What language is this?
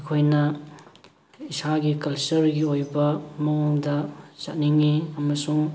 Manipuri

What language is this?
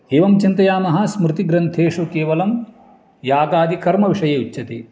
Sanskrit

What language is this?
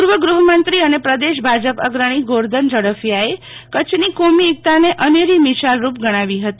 Gujarati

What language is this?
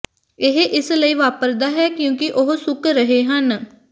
Punjabi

